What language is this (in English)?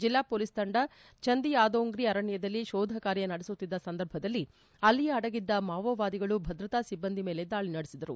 Kannada